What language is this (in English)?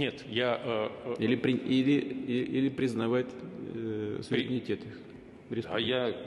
Russian